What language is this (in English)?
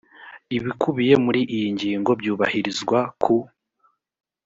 Kinyarwanda